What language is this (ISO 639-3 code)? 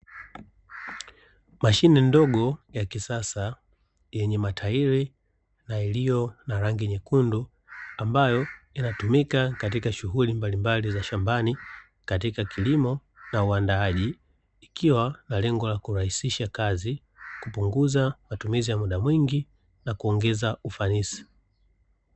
swa